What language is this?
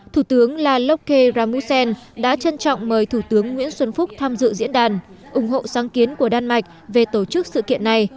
Vietnamese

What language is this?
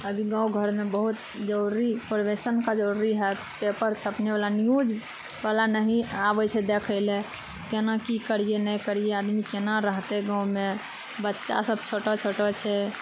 Maithili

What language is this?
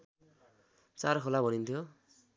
Nepali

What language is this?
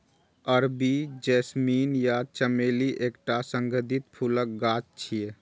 Maithili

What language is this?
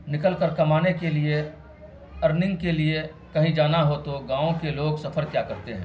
Urdu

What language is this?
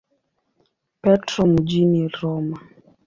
Swahili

